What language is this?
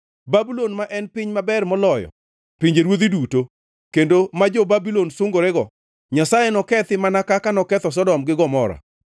Luo (Kenya and Tanzania)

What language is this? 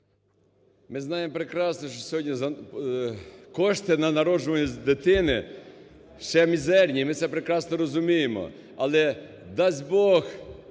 Ukrainian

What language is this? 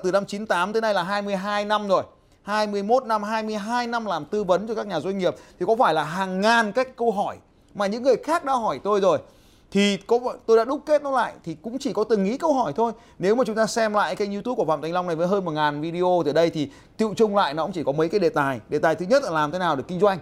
Vietnamese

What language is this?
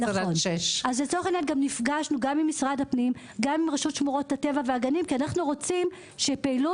Hebrew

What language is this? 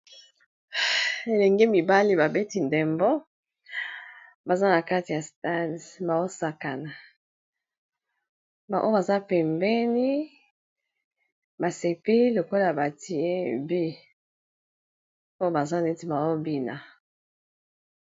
Lingala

